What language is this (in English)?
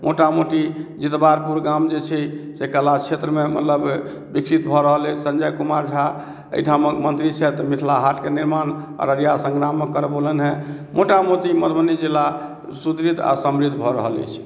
Maithili